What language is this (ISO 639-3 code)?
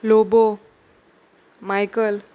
kok